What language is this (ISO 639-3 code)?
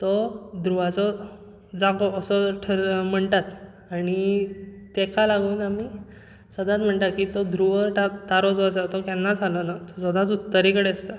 kok